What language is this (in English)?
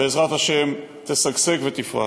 Hebrew